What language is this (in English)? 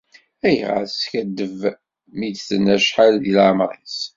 Kabyle